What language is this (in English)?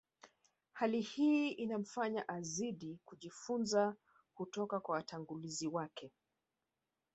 Swahili